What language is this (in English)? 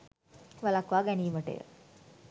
Sinhala